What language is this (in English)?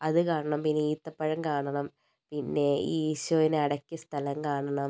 Malayalam